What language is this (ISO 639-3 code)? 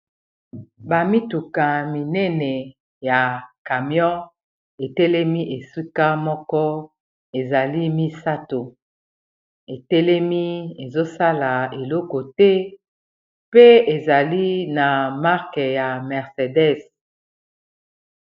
lin